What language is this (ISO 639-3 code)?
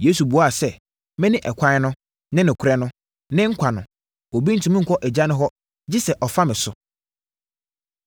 aka